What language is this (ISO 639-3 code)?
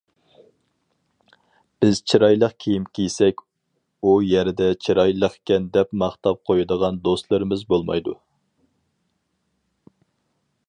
uig